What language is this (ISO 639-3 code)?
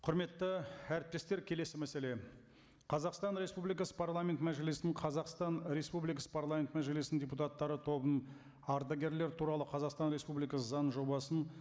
kaz